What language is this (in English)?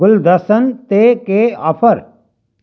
Sindhi